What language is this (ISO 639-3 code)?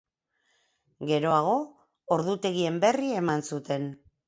eus